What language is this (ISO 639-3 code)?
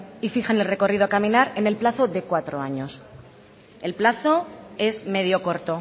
spa